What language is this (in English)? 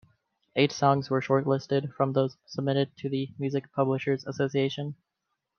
English